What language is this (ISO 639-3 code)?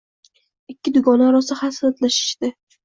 uzb